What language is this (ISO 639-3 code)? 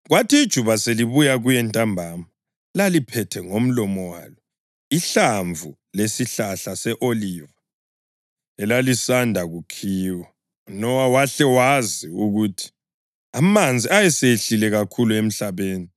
nde